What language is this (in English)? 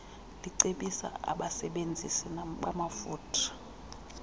Xhosa